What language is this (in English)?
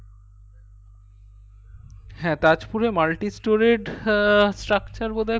Bangla